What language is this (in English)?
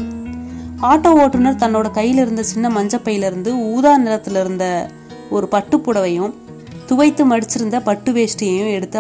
Tamil